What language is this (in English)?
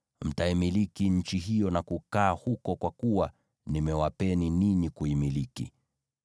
Swahili